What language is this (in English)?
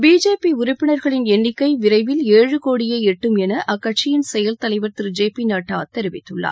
Tamil